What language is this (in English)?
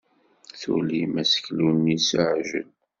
Kabyle